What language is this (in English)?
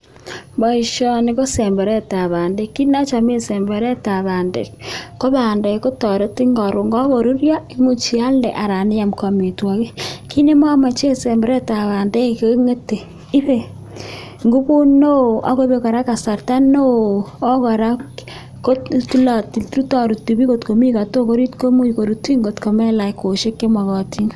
Kalenjin